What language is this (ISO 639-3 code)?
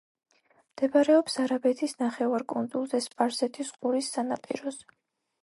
kat